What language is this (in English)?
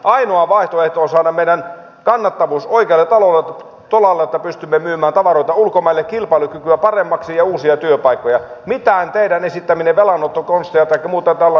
Finnish